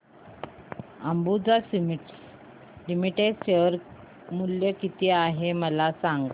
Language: Marathi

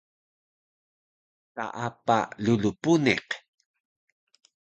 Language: Taroko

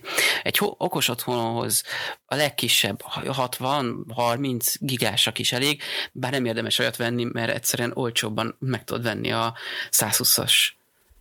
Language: Hungarian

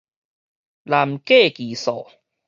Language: Min Nan Chinese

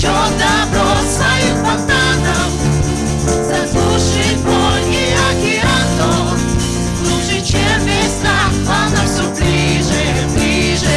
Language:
Russian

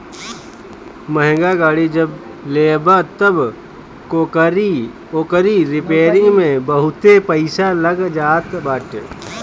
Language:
Bhojpuri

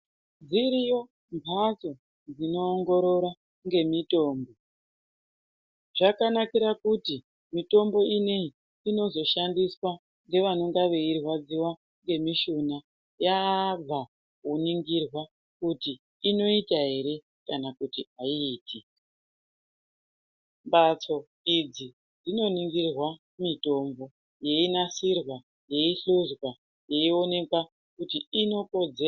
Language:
Ndau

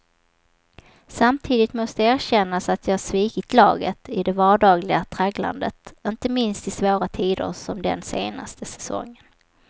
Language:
Swedish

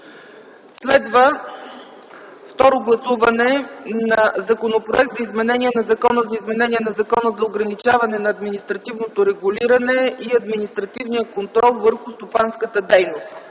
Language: Bulgarian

